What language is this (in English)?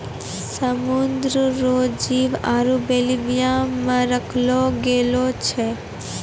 Maithili